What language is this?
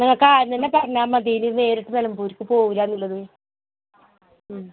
Malayalam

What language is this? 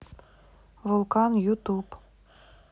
Russian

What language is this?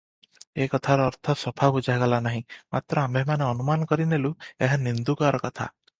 Odia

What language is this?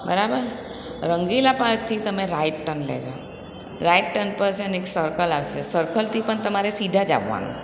Gujarati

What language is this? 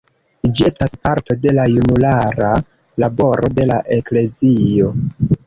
Esperanto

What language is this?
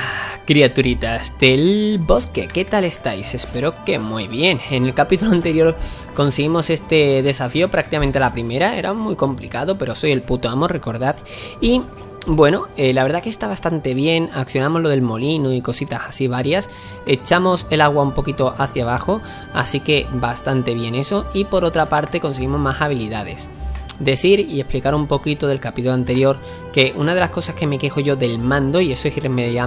Spanish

